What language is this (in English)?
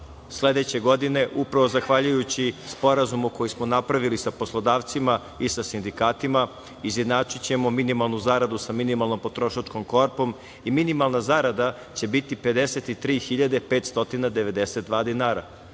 Serbian